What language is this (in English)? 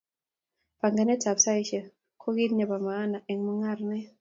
Kalenjin